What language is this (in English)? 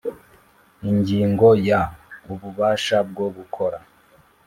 Kinyarwanda